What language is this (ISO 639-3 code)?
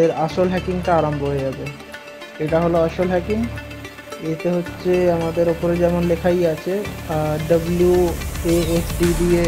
hin